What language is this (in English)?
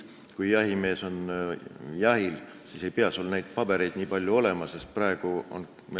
Estonian